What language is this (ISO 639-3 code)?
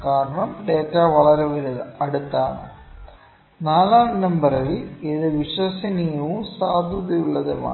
mal